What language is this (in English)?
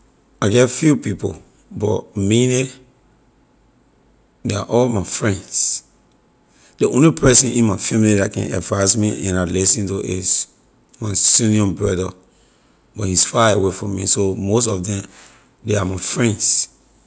Liberian English